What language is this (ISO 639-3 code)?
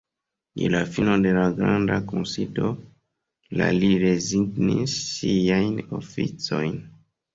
epo